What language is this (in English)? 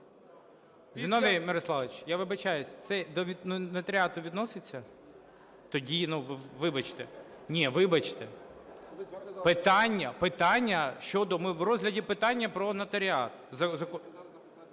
Ukrainian